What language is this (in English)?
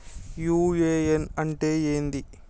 Telugu